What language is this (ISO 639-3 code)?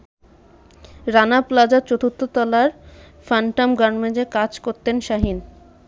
ben